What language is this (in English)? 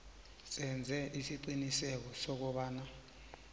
South Ndebele